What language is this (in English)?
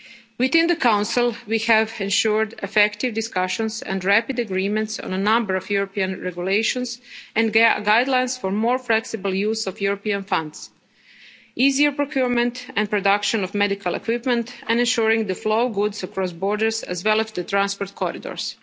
English